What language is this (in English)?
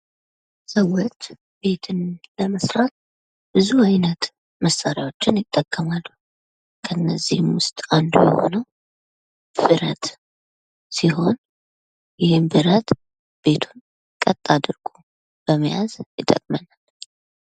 Amharic